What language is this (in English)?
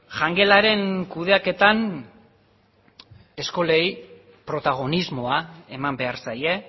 Basque